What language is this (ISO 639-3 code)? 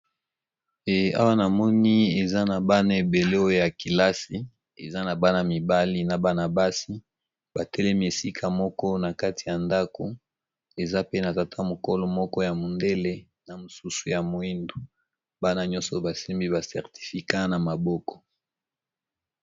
lin